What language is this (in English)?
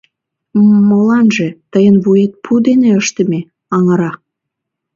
Mari